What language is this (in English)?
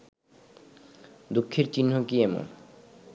Bangla